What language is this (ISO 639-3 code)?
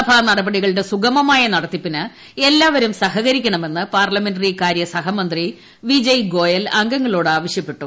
mal